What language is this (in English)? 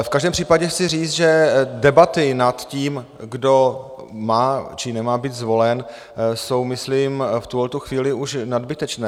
Czech